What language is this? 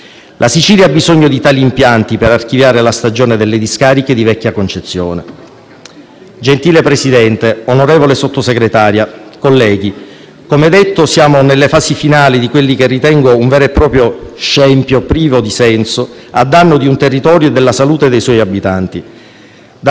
Italian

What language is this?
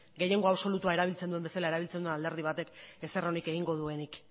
Basque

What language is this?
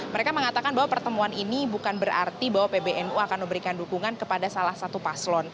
Indonesian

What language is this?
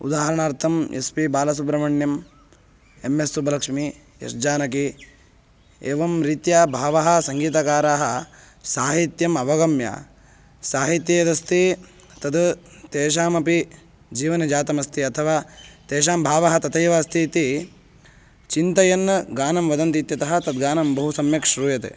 Sanskrit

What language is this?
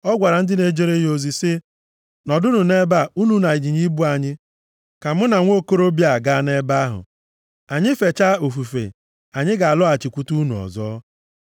Igbo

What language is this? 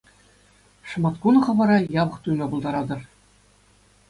Chuvash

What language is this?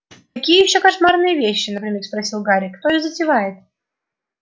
Russian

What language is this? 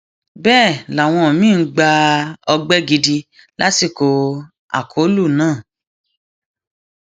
Yoruba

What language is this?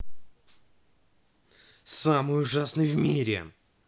Russian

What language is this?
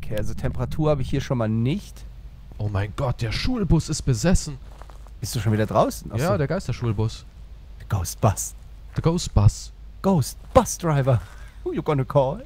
German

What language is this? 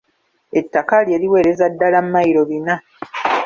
Ganda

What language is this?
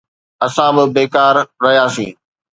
Sindhi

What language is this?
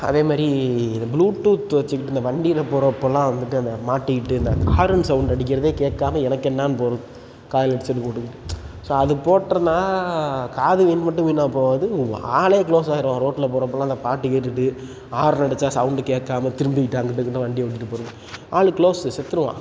Tamil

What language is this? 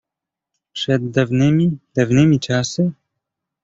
Polish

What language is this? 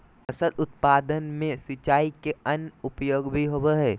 Magahi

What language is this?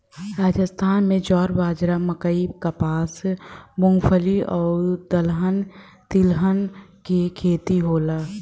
Bhojpuri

